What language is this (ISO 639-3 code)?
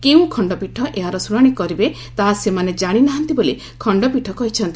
ori